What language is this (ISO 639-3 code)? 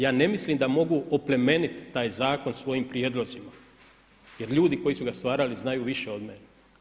hrv